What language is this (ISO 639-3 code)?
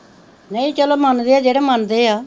pan